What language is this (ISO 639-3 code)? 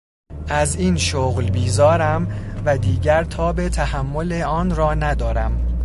fas